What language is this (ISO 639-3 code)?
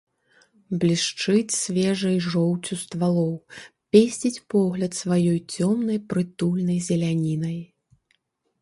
bel